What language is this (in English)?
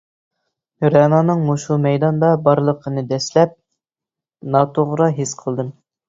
Uyghur